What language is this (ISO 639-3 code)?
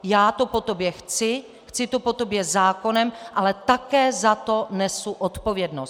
ces